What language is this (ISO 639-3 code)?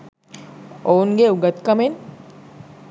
sin